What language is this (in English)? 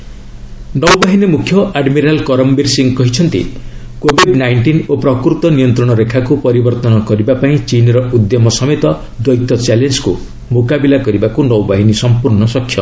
Odia